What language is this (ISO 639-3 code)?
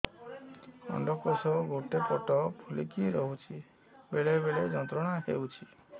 ori